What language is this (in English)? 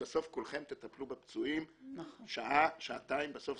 Hebrew